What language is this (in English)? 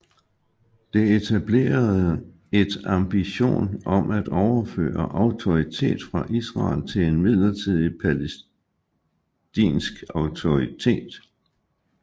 Danish